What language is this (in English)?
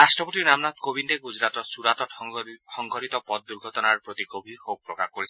Assamese